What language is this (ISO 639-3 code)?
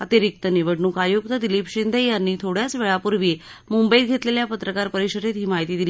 mar